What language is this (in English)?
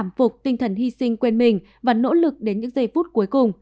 Vietnamese